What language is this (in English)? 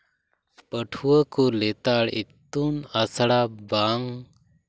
Santali